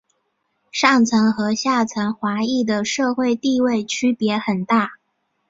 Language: Chinese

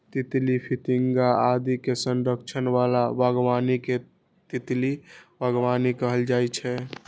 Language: Maithili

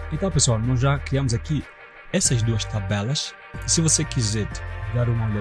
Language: Portuguese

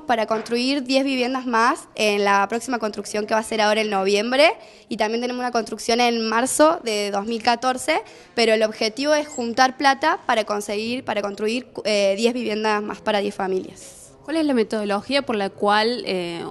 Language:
Spanish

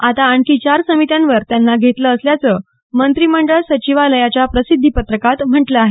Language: Marathi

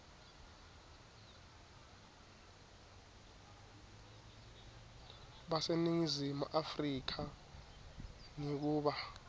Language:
Swati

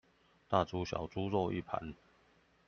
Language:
Chinese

